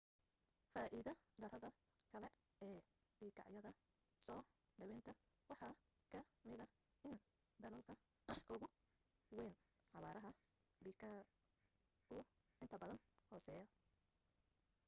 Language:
Somali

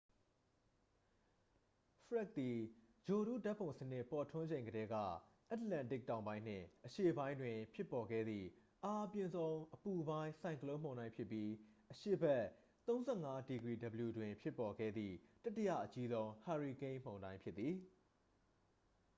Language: Burmese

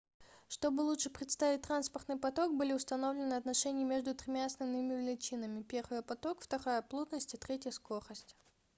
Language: Russian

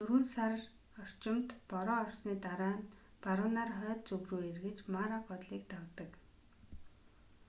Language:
Mongolian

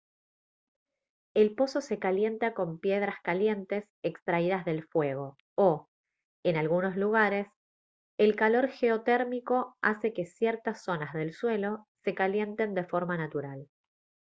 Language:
Spanish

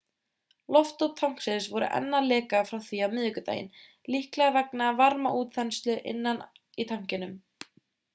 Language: Icelandic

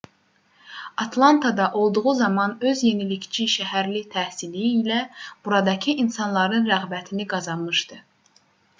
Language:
Azerbaijani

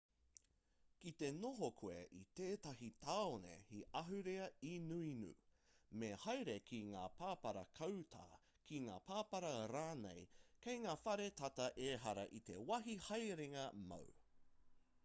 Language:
Māori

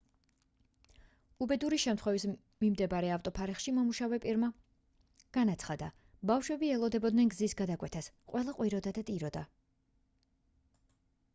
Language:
Georgian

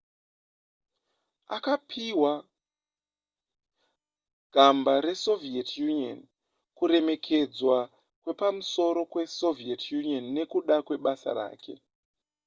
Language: Shona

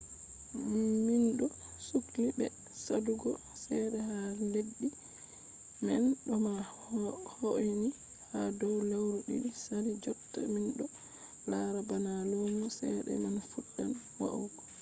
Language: Fula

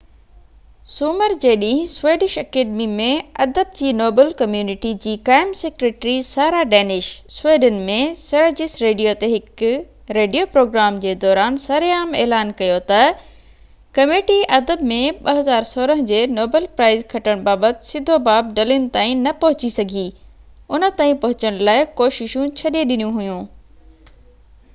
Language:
Sindhi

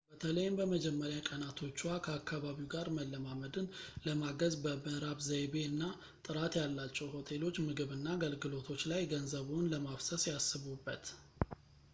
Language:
Amharic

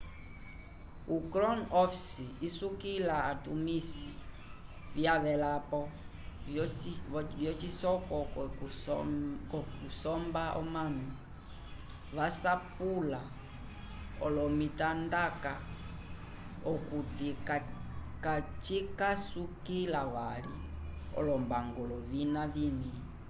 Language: Umbundu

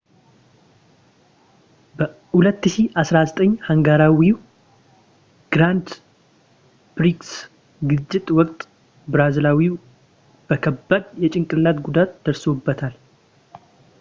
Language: Amharic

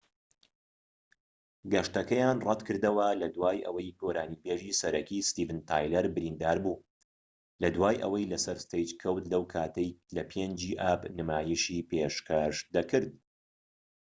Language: Central Kurdish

